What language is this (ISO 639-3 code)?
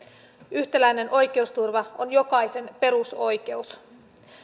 fin